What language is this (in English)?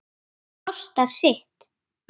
Icelandic